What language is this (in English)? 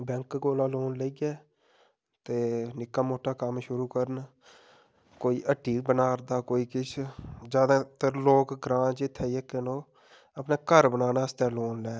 Dogri